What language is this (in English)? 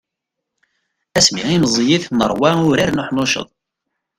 Kabyle